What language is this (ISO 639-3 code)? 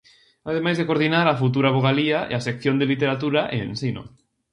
glg